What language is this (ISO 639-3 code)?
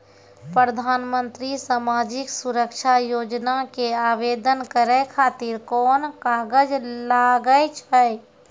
mai